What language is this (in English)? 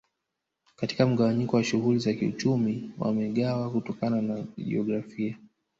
Swahili